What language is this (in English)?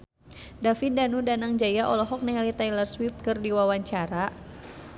Sundanese